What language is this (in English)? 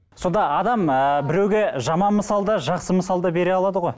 Kazakh